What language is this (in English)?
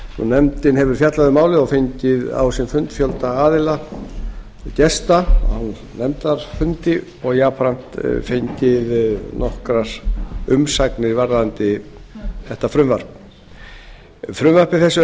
Icelandic